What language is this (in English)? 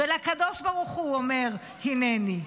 Hebrew